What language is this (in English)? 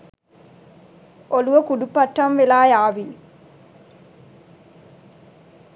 Sinhala